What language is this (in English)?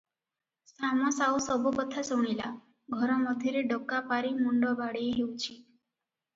Odia